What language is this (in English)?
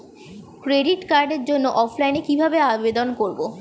Bangla